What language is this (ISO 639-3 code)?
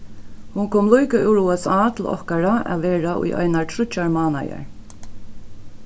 fao